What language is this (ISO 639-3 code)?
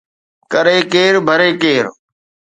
snd